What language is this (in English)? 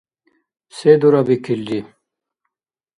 Dargwa